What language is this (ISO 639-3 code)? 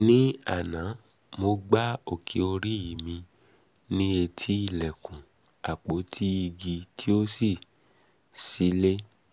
yor